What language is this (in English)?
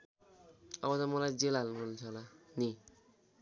Nepali